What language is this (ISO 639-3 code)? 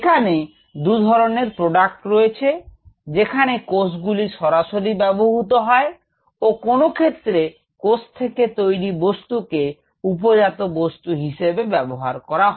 ben